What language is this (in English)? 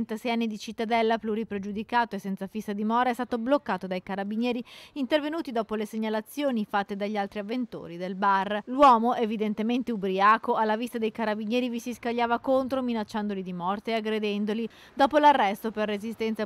Italian